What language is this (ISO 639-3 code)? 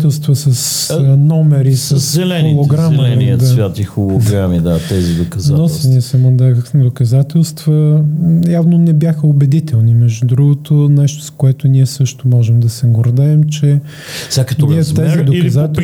bul